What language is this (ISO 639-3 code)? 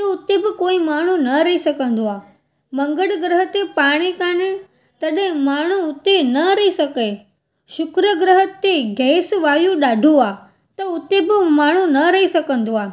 snd